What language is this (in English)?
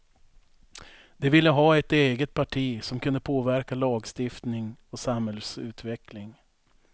Swedish